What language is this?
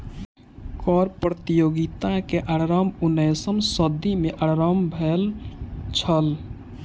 Maithili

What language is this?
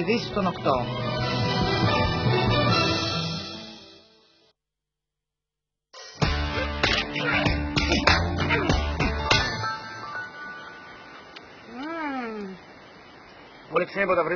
Greek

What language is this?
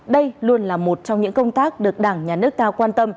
Vietnamese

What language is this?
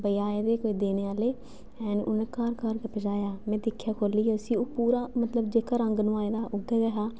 Dogri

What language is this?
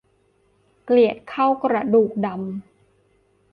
Thai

